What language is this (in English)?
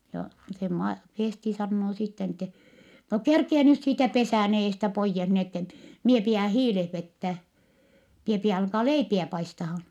Finnish